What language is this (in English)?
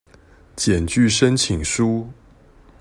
Chinese